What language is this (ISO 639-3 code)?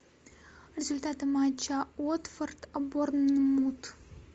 rus